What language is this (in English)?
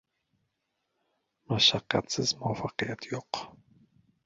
Uzbek